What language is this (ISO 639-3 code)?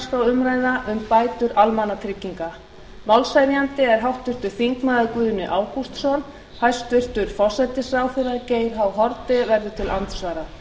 isl